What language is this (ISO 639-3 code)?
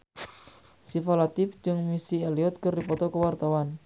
sun